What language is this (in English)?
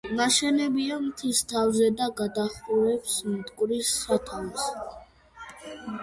Georgian